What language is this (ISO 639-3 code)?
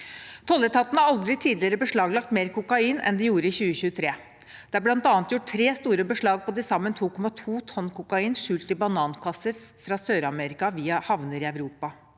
nor